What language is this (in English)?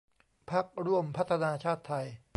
Thai